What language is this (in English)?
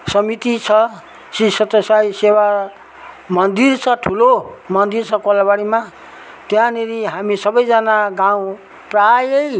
Nepali